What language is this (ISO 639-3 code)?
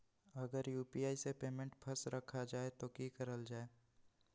mag